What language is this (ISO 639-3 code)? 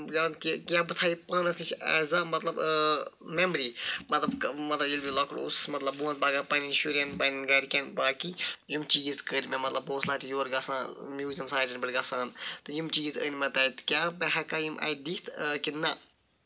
kas